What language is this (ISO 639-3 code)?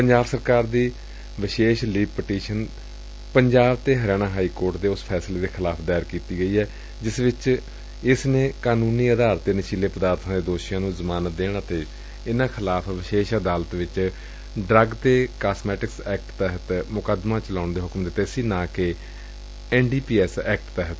pan